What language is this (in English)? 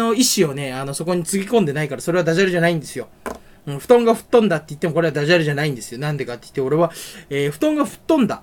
Japanese